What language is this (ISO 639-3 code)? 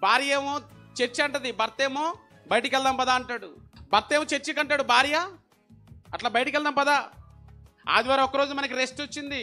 tel